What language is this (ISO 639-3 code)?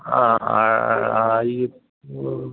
san